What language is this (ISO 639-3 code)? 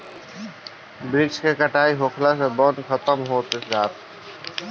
bho